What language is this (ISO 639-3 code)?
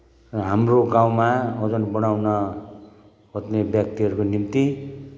nep